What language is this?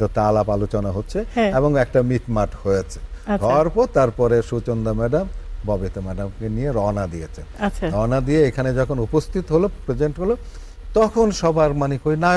Bangla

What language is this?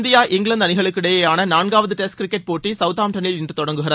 Tamil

